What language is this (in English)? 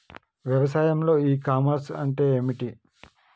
Telugu